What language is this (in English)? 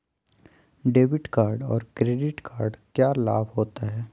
Magahi